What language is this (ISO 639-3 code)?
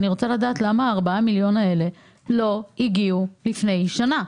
heb